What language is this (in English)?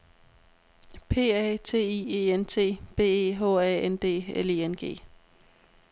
Danish